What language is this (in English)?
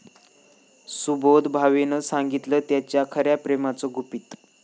Marathi